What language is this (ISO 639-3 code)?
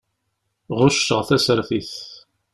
kab